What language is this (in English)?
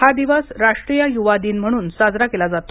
Marathi